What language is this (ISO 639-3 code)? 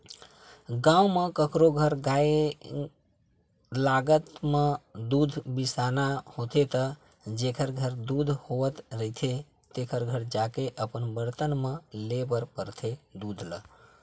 hne